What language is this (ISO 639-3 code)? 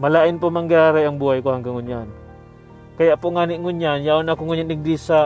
fil